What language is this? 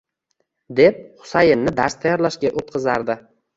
Uzbek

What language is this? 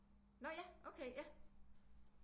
Danish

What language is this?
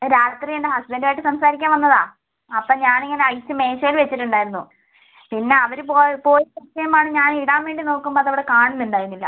Malayalam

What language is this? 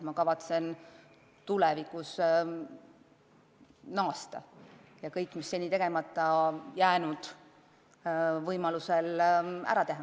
Estonian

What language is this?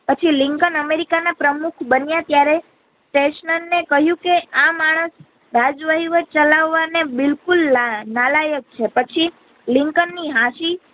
Gujarati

